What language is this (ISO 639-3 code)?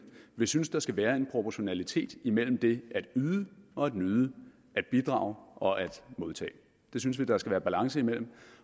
dan